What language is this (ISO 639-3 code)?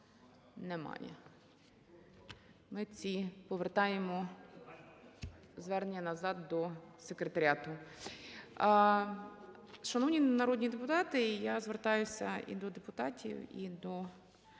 ukr